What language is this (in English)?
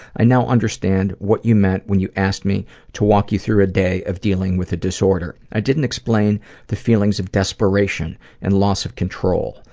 English